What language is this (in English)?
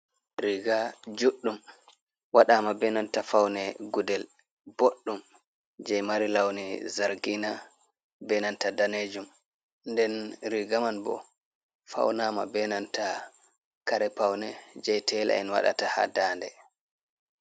Fula